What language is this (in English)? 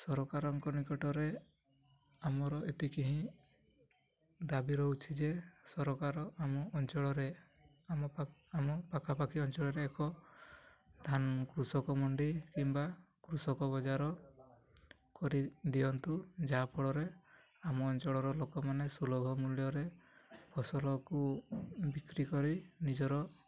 Odia